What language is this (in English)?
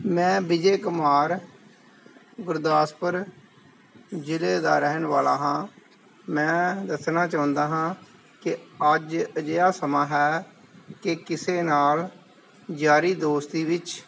Punjabi